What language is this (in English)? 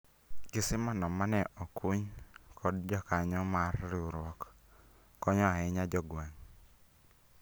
Luo (Kenya and Tanzania)